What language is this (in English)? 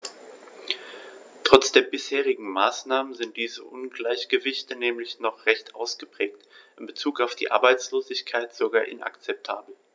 German